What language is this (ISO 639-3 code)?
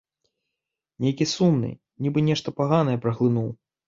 bel